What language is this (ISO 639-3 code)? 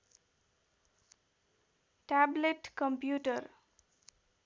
nep